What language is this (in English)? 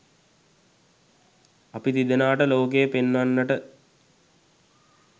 Sinhala